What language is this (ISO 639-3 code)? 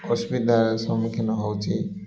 ori